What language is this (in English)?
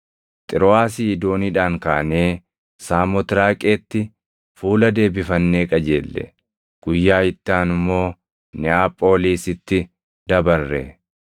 Oromo